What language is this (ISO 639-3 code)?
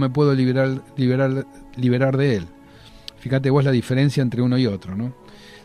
spa